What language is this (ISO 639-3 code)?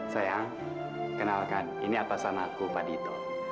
ind